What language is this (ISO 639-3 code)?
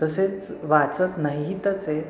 mar